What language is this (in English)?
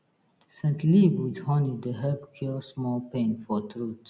Nigerian Pidgin